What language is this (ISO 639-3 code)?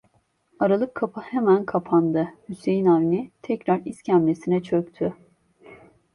tur